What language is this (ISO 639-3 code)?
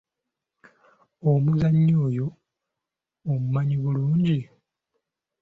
lug